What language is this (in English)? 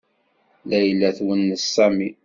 Kabyle